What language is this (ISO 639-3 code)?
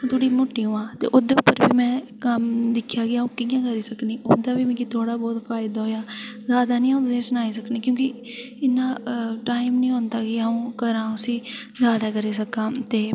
doi